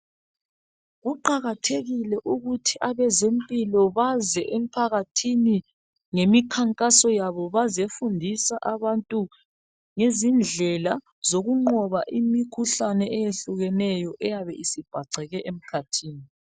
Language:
North Ndebele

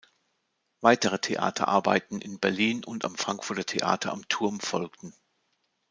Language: German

